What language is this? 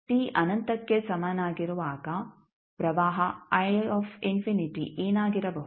Kannada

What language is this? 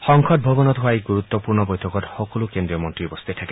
Assamese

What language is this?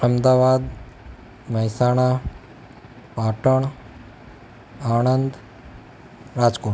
Gujarati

